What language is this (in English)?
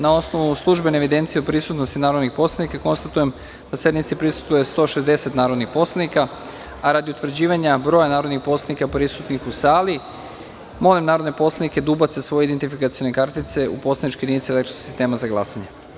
Serbian